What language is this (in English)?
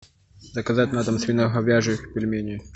Russian